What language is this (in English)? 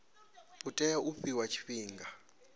Venda